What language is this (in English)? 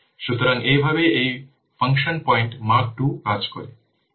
Bangla